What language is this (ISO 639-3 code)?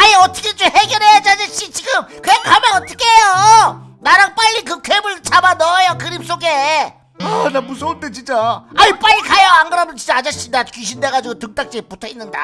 kor